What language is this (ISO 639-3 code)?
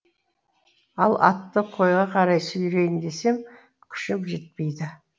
kaz